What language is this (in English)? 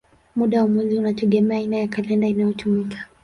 Swahili